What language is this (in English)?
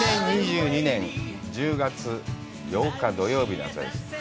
Japanese